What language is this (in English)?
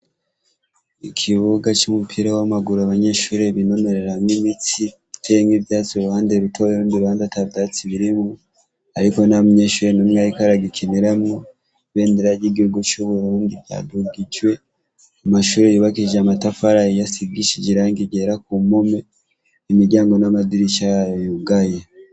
Rundi